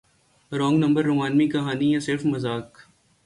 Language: Urdu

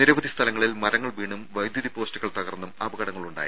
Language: Malayalam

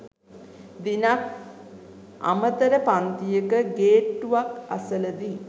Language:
Sinhala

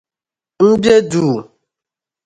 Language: Dagbani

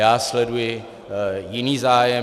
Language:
Czech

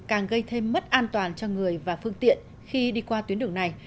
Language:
Vietnamese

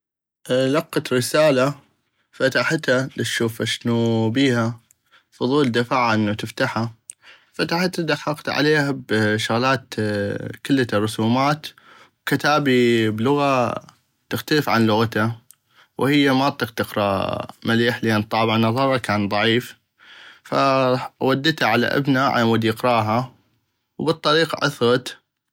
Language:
North Mesopotamian Arabic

